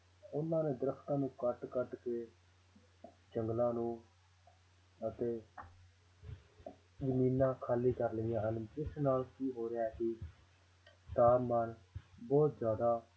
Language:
Punjabi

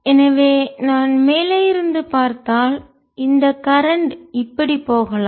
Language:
Tamil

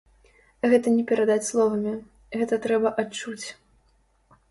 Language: Belarusian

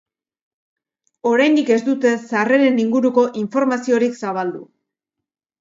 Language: Basque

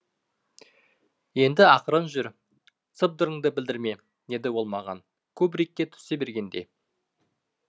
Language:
Kazakh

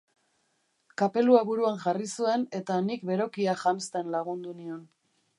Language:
Basque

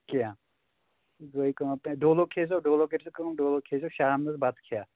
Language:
Kashmiri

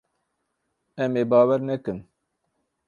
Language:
Kurdish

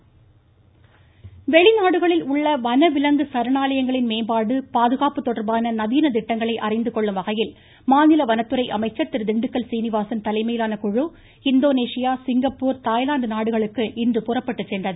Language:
Tamil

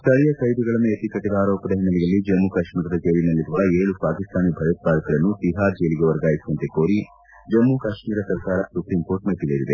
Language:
Kannada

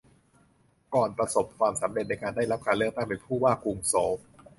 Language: Thai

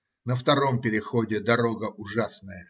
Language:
Russian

